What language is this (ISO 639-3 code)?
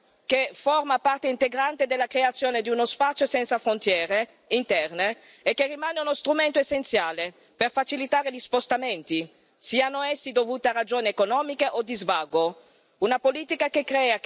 ita